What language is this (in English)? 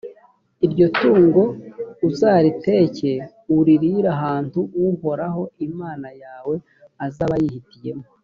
Kinyarwanda